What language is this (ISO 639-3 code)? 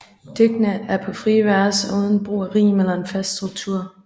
dan